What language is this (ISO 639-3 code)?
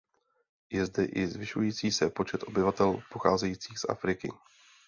ces